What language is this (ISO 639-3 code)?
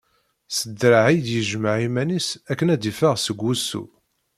kab